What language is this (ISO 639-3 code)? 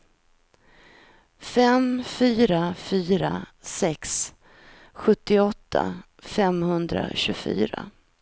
swe